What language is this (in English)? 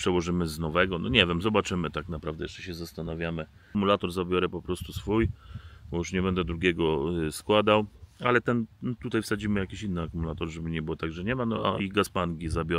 Polish